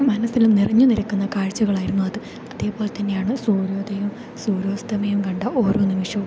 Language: Malayalam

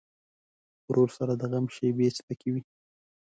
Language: Pashto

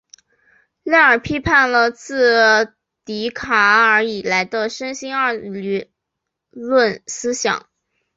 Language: Chinese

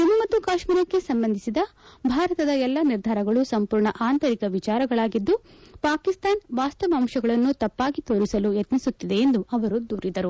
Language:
Kannada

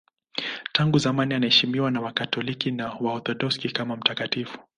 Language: Swahili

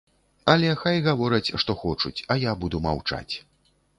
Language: Belarusian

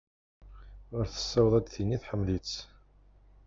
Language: Kabyle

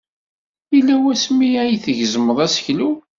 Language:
Kabyle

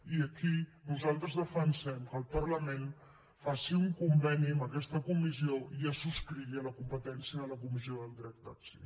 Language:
Catalan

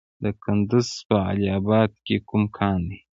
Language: Pashto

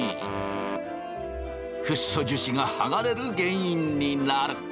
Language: Japanese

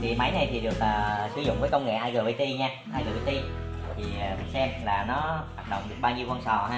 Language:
Vietnamese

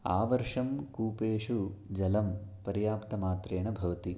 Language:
Sanskrit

